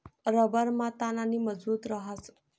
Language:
Marathi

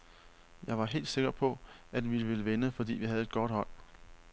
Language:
Danish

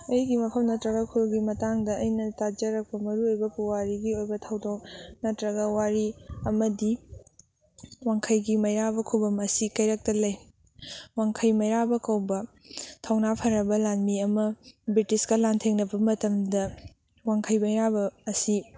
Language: Manipuri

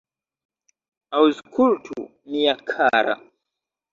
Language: Esperanto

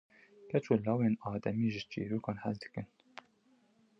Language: Kurdish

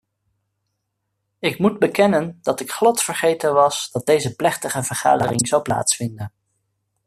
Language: Dutch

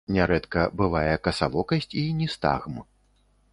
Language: Belarusian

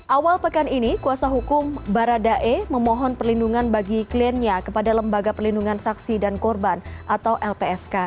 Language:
Indonesian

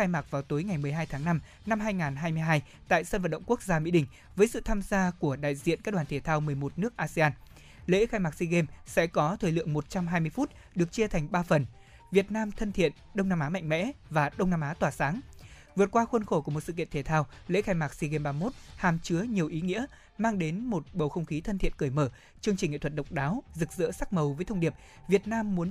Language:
Vietnamese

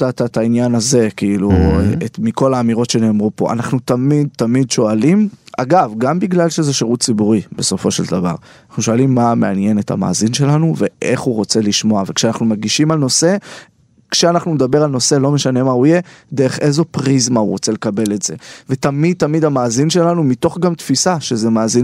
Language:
Hebrew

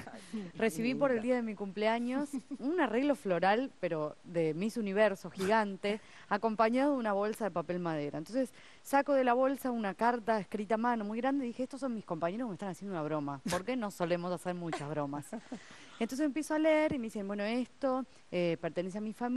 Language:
Spanish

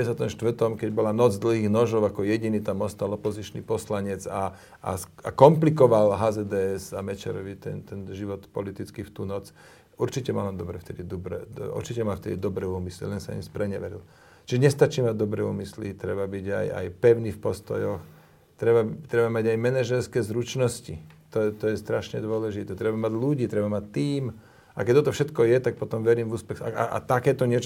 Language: Slovak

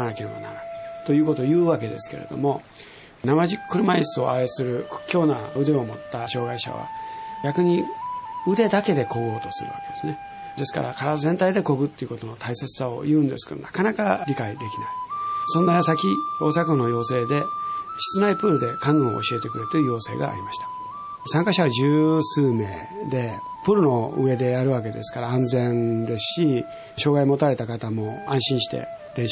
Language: Japanese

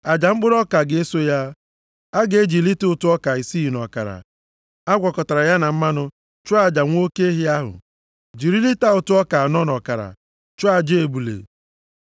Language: Igbo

